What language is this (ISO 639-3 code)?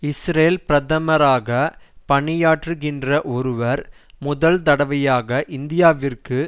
tam